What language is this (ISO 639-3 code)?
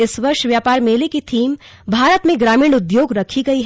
hin